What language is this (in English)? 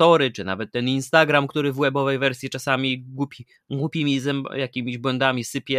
Polish